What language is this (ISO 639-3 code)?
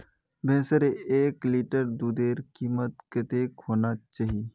mag